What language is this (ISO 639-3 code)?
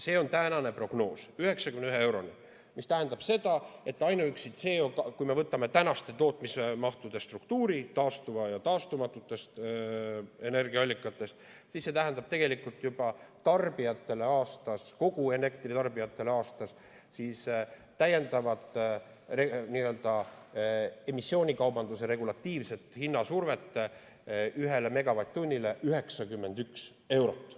est